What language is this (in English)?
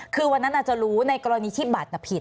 Thai